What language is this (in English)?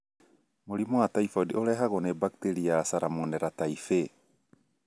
Kikuyu